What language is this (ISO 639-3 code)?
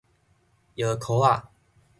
nan